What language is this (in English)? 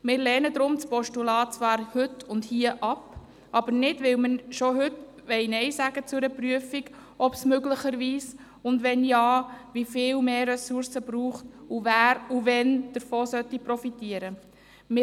Swiss German